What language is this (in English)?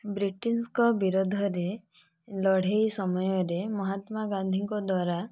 Odia